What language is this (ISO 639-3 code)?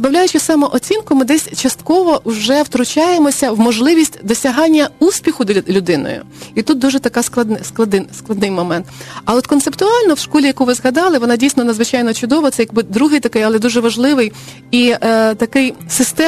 ukr